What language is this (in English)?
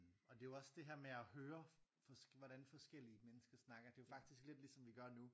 Danish